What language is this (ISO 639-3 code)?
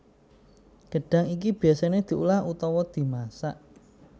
jav